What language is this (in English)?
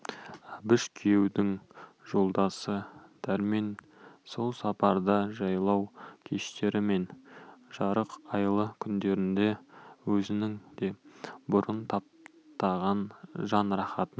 Kazakh